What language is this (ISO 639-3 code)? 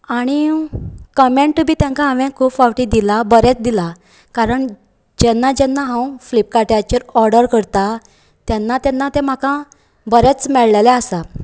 kok